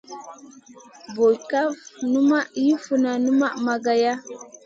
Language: Masana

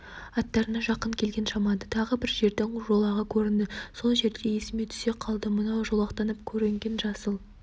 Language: Kazakh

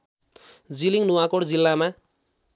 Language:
Nepali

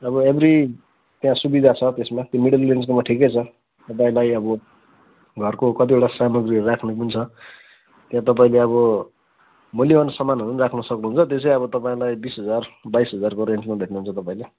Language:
Nepali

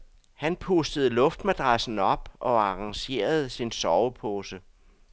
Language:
Danish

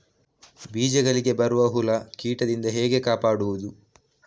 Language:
Kannada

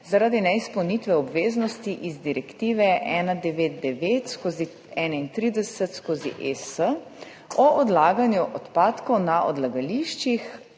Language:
Slovenian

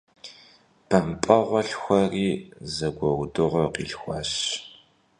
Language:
Kabardian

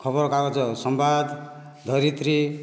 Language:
Odia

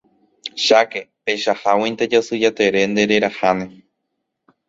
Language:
Guarani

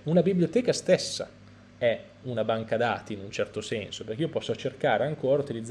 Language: Italian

